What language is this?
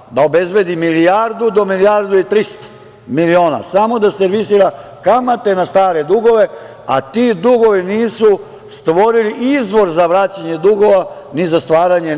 Serbian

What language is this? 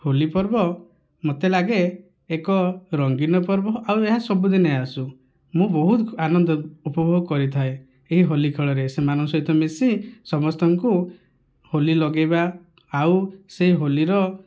Odia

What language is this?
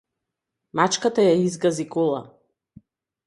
Macedonian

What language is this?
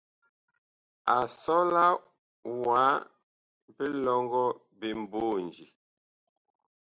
Bakoko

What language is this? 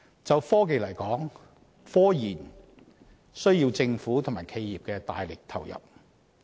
Cantonese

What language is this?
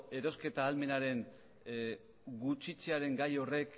Basque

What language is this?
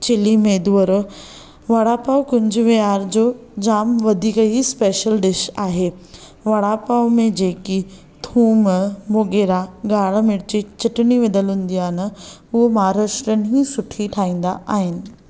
Sindhi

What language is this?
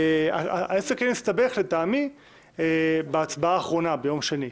Hebrew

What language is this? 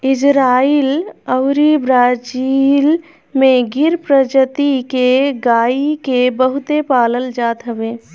Bhojpuri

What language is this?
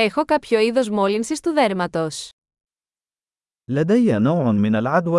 Greek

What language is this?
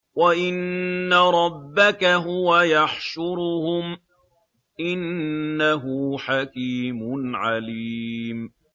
Arabic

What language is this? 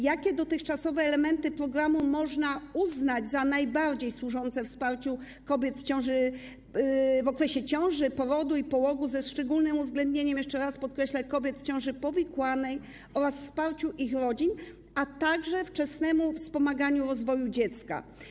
Polish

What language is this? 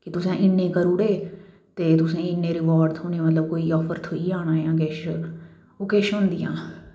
Dogri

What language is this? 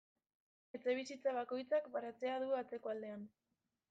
Basque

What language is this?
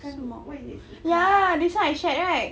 English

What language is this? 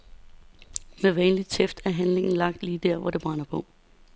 Danish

